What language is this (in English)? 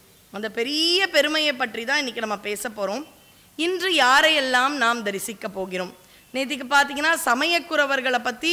Tamil